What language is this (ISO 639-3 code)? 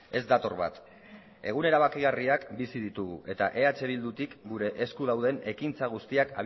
eus